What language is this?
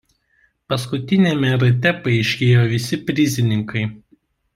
Lithuanian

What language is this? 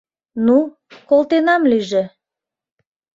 Mari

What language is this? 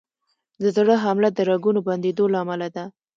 Pashto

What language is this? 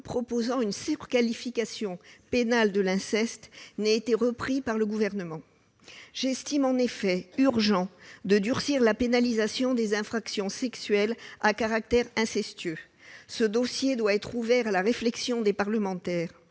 French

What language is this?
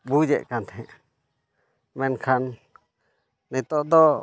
Santali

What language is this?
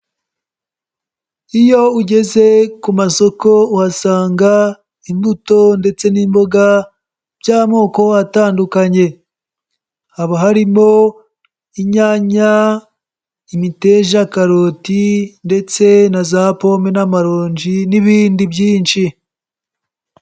Kinyarwanda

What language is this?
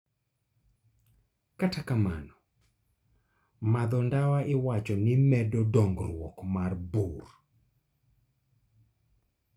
Luo (Kenya and Tanzania)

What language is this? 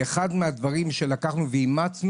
Hebrew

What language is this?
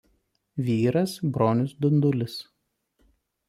Lithuanian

